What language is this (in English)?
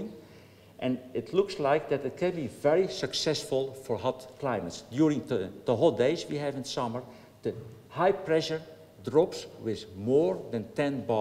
Dutch